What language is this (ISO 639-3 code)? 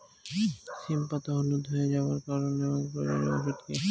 ben